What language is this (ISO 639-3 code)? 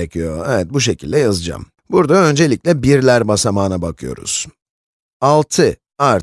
tur